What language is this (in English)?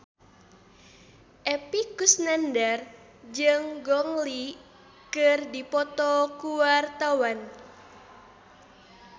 Sundanese